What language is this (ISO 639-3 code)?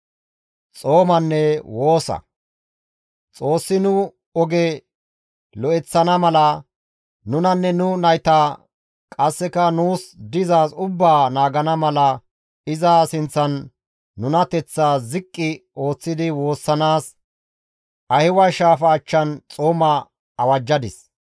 gmv